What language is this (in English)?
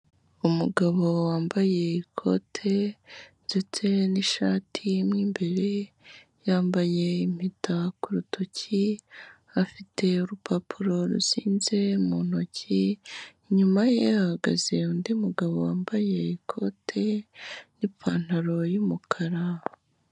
Kinyarwanda